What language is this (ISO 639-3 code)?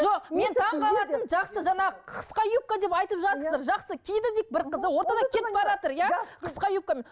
kaz